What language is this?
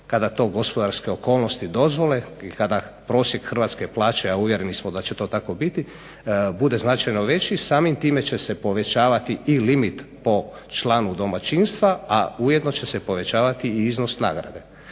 Croatian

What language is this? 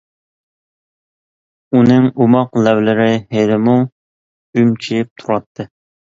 Uyghur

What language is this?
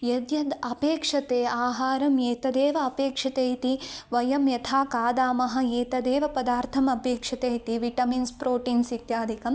Sanskrit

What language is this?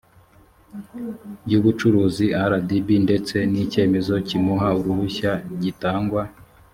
Kinyarwanda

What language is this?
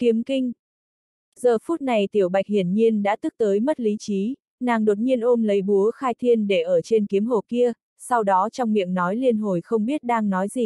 Vietnamese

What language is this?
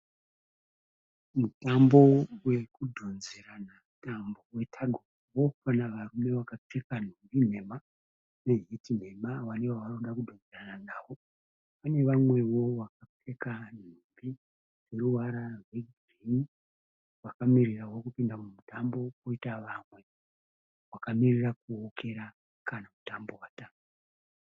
Shona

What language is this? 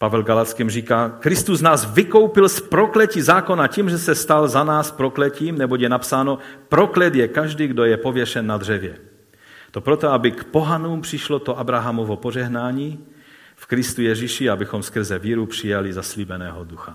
Czech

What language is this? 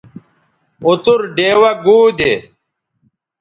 Bateri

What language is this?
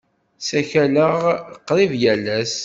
Kabyle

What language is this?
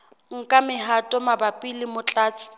Southern Sotho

